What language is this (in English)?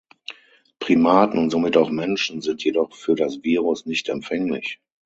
German